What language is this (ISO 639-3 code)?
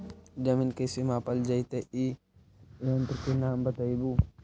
mag